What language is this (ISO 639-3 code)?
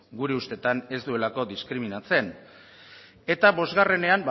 eus